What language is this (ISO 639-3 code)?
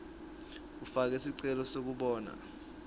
ssw